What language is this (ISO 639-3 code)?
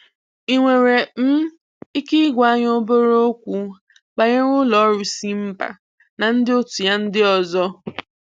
ibo